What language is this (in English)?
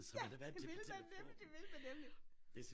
Danish